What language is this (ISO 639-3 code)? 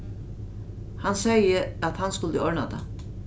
fao